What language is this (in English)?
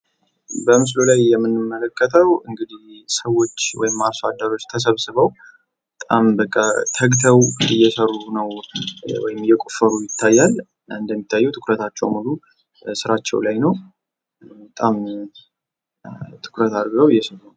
Amharic